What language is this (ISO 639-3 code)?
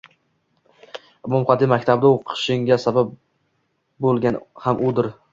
uzb